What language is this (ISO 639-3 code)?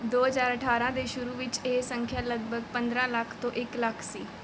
pan